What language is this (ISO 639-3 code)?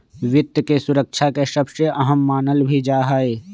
mag